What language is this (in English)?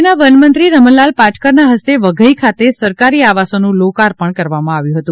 Gujarati